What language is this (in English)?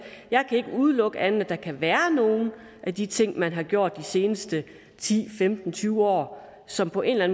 Danish